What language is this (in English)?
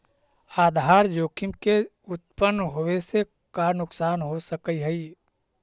Magahi